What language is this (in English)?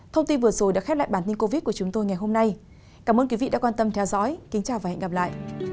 Vietnamese